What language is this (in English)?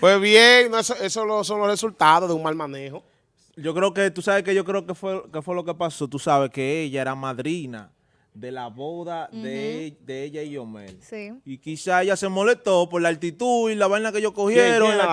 Spanish